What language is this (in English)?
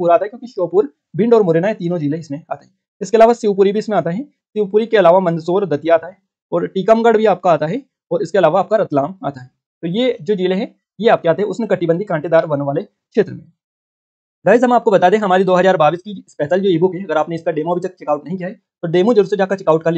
Hindi